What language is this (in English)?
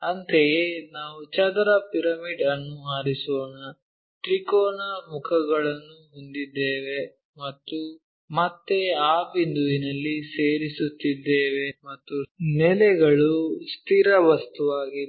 Kannada